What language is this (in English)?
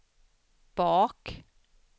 Swedish